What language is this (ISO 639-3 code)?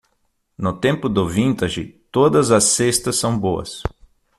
por